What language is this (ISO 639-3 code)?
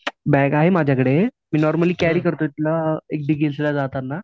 mar